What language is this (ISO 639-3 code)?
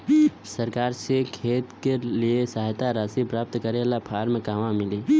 bho